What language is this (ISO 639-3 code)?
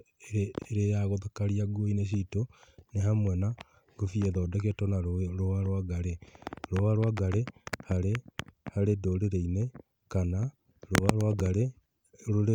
kik